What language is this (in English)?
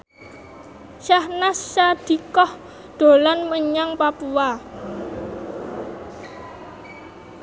Javanese